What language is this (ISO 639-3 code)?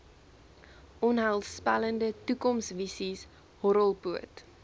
afr